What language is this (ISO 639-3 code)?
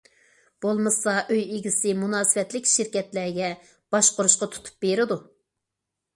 uig